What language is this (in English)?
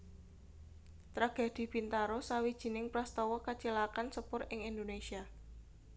Javanese